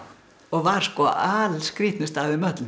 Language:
Icelandic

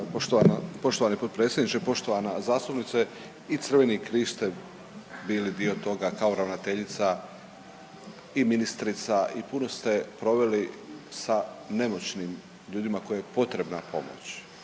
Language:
Croatian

